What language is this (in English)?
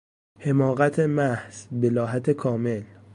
Persian